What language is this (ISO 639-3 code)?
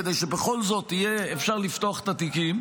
heb